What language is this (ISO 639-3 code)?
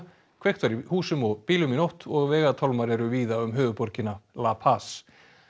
isl